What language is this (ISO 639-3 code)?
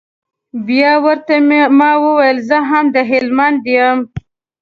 pus